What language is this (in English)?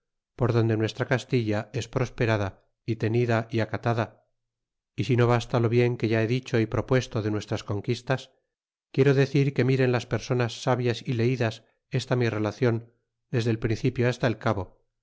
Spanish